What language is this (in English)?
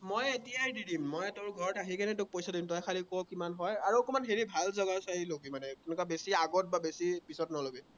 Assamese